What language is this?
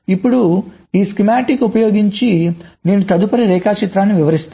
Telugu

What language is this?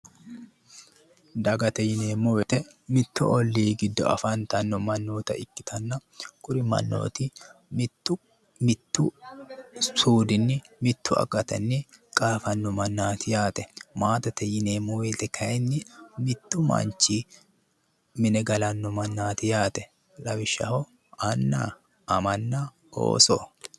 Sidamo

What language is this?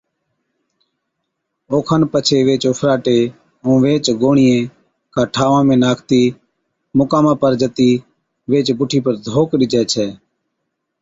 Od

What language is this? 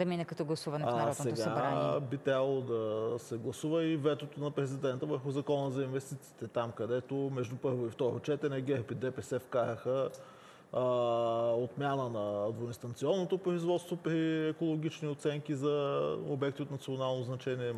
Bulgarian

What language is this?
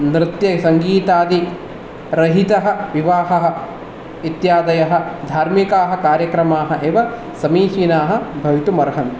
Sanskrit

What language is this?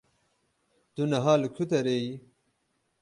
Kurdish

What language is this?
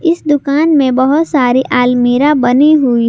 Hindi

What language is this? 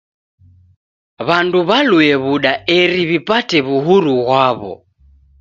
Taita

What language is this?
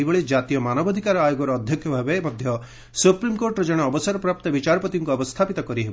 Odia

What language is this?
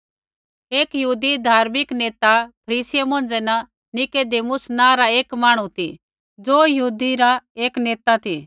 Kullu Pahari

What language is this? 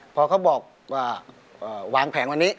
Thai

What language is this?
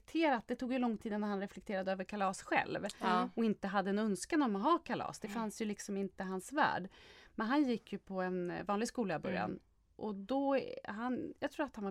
Swedish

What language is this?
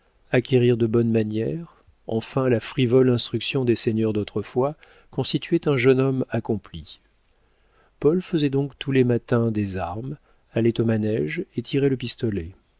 French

